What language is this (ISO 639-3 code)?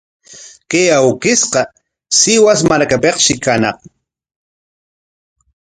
qwa